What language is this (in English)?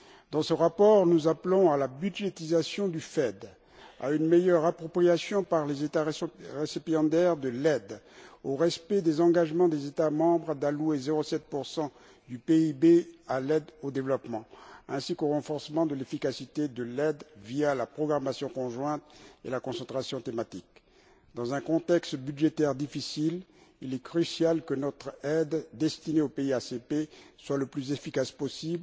French